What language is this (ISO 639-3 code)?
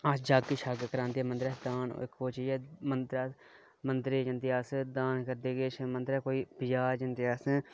doi